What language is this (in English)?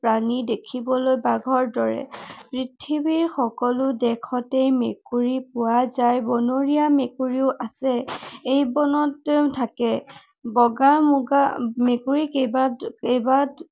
Assamese